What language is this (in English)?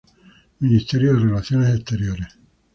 Spanish